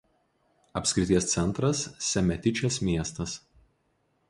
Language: Lithuanian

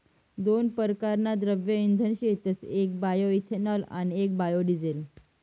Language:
Marathi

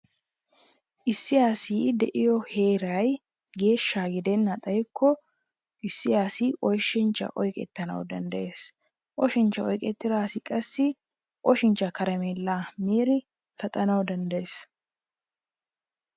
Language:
Wolaytta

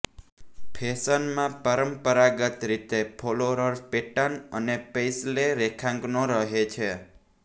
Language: Gujarati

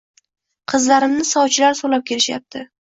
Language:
Uzbek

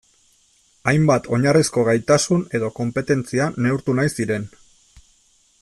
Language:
Basque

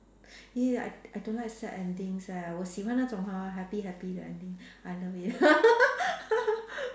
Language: English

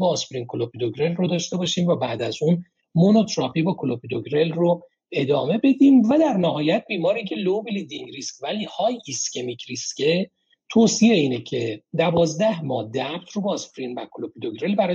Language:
Persian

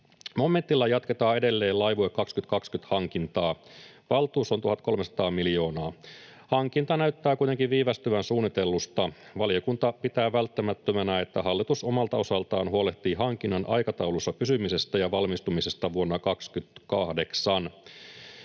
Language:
Finnish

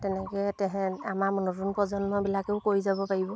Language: Assamese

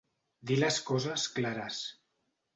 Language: Catalan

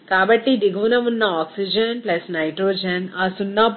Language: Telugu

